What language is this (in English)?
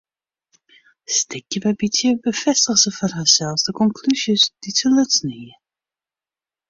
Western Frisian